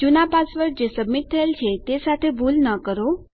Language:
Gujarati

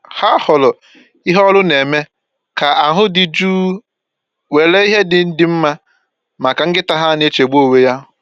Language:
Igbo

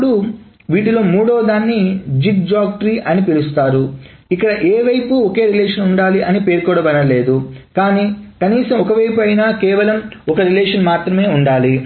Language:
Telugu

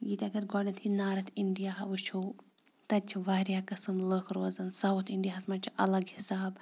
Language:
Kashmiri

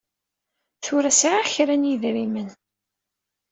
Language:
Kabyle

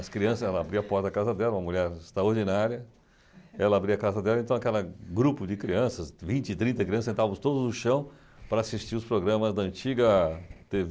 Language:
Portuguese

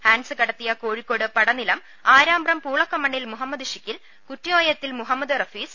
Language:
Malayalam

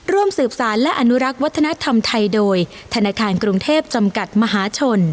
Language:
Thai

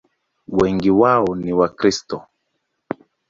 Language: Swahili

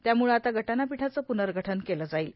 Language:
Marathi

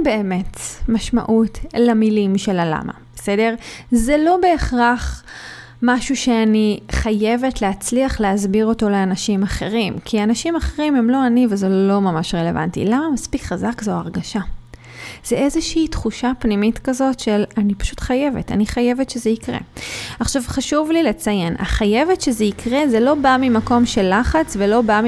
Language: Hebrew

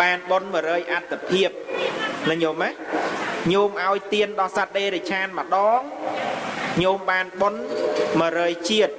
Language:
Vietnamese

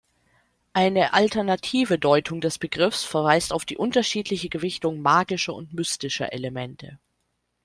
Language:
German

